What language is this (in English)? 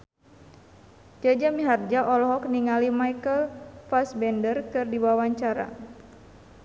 Sundanese